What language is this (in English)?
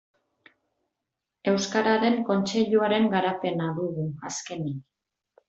Basque